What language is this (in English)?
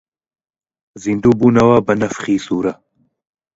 Central Kurdish